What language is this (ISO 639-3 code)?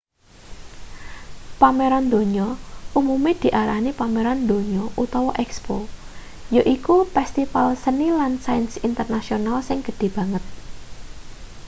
jav